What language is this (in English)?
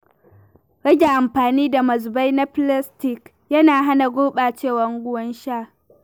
Hausa